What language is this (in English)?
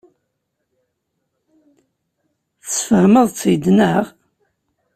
Kabyle